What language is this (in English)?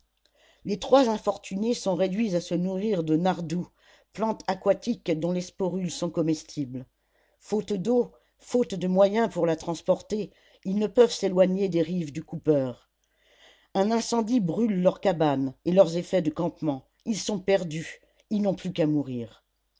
French